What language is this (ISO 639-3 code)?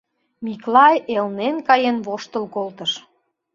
chm